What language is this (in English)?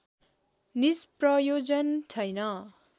Nepali